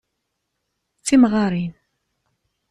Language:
Kabyle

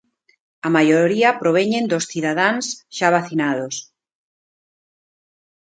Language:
Galician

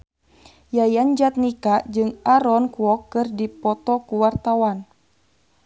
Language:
Sundanese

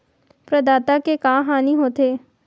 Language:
Chhattisgarhi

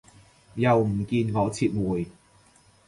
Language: Cantonese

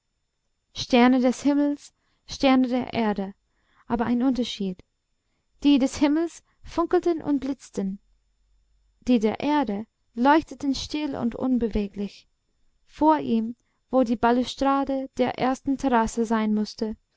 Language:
German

